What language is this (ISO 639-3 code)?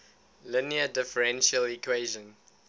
eng